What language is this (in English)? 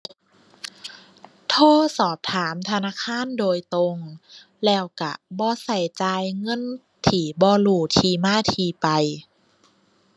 Thai